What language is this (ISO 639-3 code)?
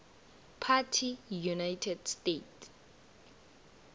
nbl